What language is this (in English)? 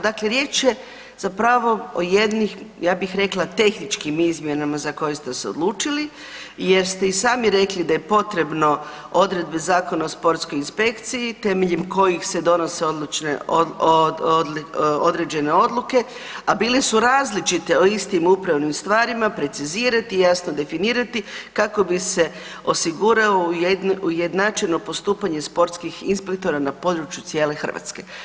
Croatian